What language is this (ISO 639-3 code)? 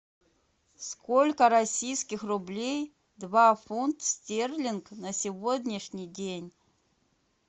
rus